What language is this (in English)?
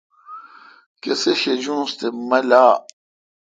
Kalkoti